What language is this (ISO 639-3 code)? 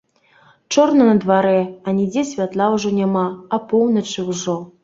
bel